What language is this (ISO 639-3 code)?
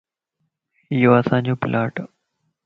lss